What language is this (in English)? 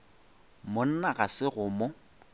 Northern Sotho